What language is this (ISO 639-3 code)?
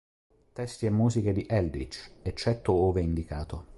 ita